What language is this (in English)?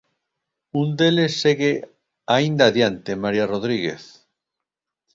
Galician